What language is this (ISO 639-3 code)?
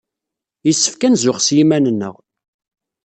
kab